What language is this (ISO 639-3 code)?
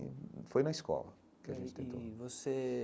por